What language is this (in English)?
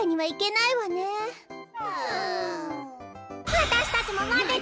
Japanese